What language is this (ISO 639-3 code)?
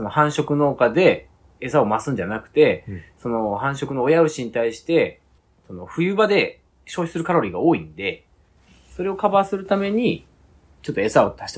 jpn